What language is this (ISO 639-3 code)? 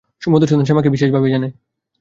ben